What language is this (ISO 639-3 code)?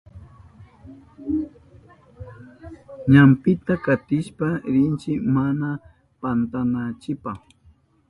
qup